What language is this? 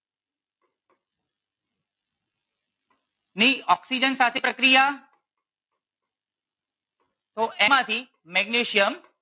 Gujarati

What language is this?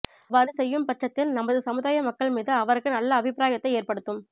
Tamil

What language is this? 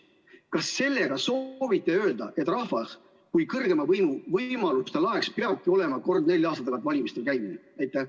Estonian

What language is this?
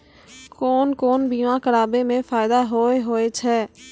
Maithili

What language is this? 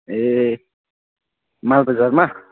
Nepali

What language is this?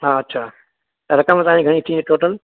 Sindhi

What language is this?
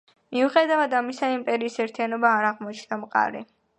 Georgian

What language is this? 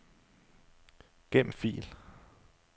Danish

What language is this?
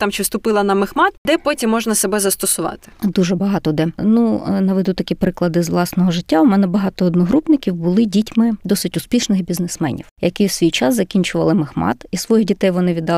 Ukrainian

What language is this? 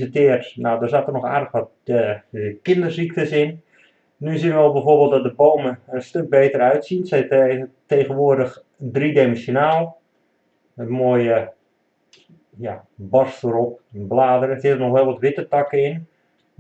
Dutch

